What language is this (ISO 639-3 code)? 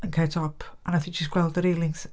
cym